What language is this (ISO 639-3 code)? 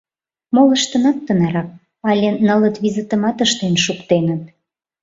chm